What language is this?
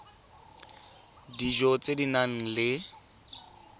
Tswana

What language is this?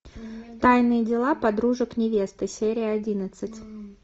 Russian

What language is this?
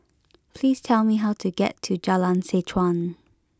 English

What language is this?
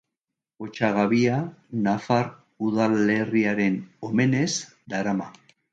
Basque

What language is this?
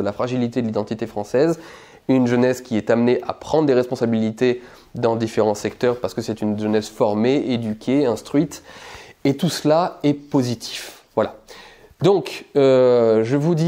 French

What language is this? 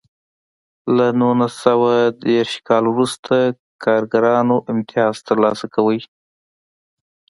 Pashto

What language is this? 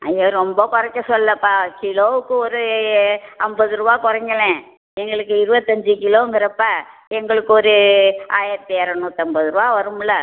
Tamil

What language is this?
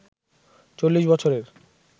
Bangla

